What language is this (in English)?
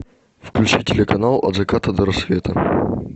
Russian